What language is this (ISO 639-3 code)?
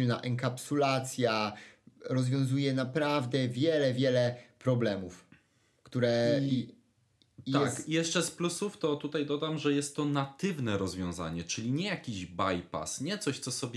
pol